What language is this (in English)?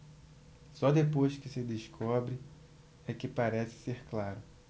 Portuguese